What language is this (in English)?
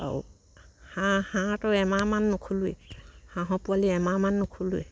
Assamese